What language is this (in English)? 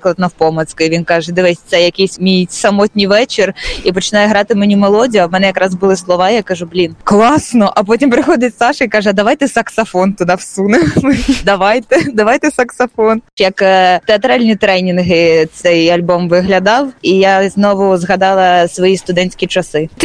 Ukrainian